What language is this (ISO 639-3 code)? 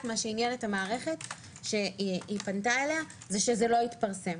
heb